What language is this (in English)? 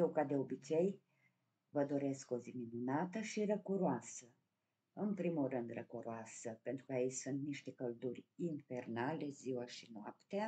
Romanian